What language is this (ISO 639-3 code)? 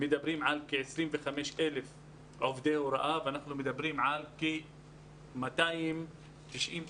heb